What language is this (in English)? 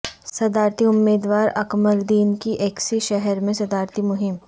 Urdu